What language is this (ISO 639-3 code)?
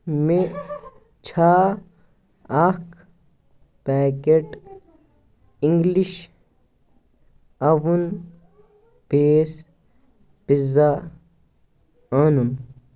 kas